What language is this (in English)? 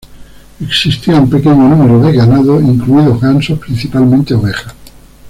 Spanish